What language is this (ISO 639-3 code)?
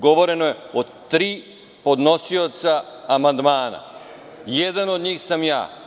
srp